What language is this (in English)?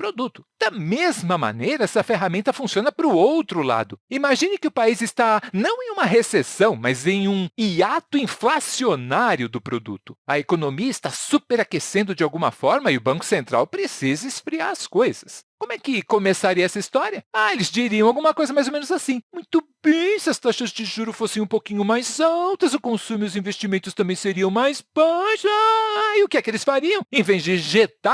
Portuguese